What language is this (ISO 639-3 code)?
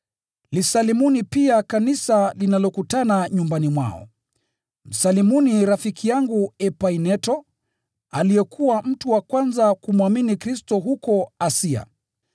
swa